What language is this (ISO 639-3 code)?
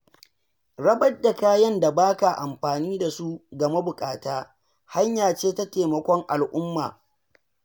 hau